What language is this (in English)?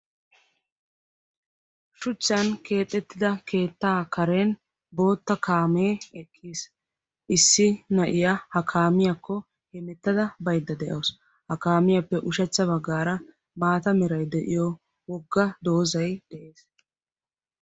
Wolaytta